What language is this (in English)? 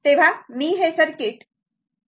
Marathi